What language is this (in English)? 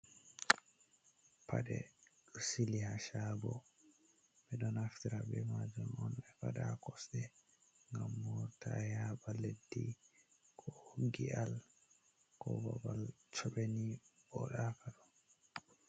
Fula